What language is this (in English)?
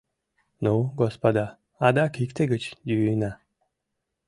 Mari